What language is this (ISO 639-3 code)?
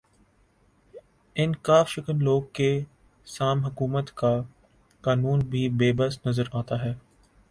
urd